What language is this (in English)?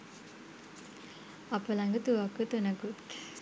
Sinhala